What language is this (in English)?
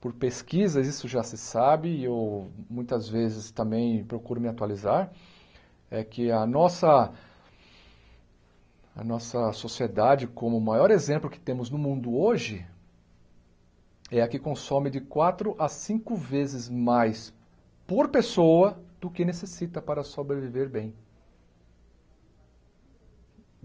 Portuguese